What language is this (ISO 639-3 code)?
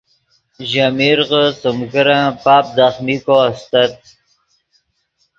ydg